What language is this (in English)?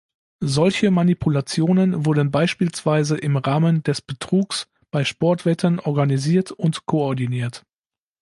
German